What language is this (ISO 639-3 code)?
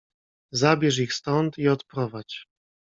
pol